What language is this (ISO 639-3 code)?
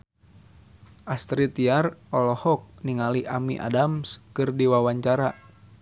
sun